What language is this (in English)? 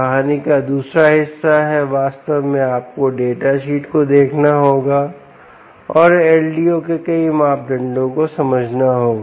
Hindi